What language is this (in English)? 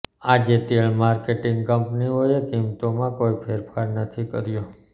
Gujarati